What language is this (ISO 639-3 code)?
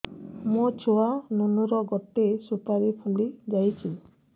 ori